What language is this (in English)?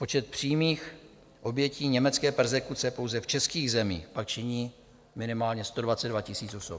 Czech